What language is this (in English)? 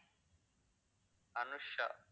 Tamil